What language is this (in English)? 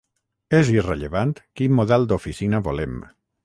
Catalan